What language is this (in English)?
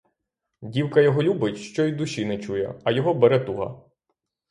Ukrainian